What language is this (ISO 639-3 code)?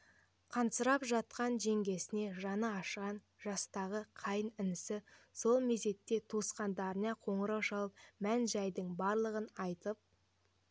kaz